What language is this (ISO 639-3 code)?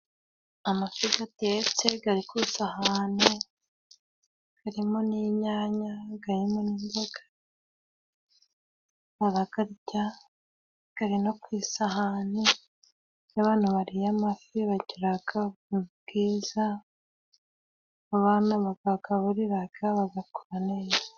kin